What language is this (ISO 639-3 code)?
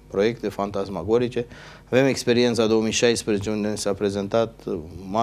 ron